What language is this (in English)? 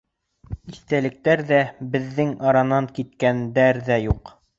Bashkir